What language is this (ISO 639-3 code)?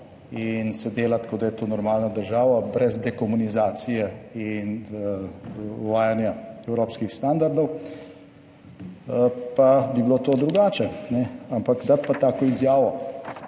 slv